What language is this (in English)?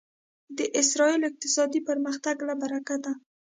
Pashto